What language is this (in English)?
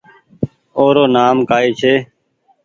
Goaria